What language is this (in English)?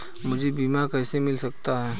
Hindi